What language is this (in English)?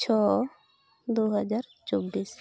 Santali